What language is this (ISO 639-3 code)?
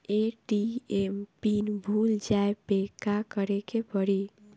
bho